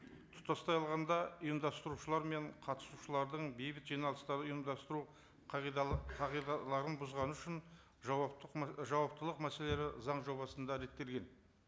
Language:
Kazakh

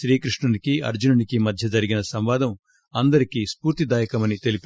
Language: Telugu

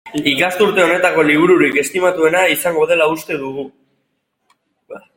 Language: Basque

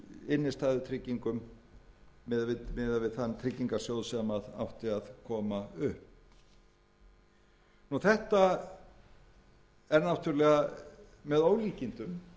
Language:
Icelandic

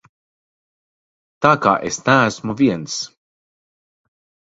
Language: Latvian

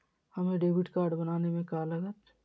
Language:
Magahi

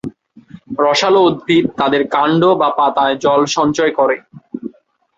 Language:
Bangla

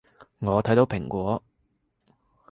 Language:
Cantonese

